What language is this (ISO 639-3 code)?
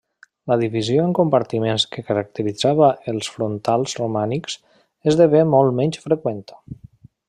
cat